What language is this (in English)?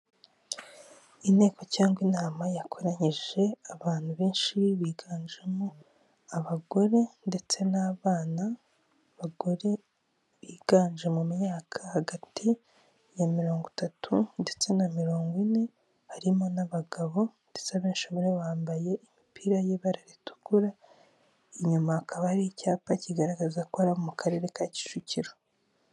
Kinyarwanda